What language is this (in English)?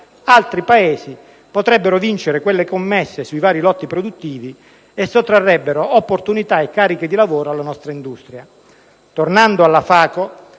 Italian